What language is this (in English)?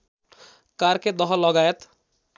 Nepali